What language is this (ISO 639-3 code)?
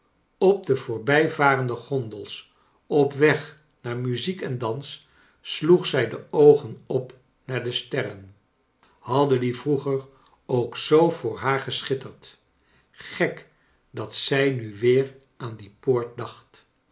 nld